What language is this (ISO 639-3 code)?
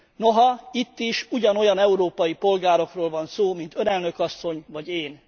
hun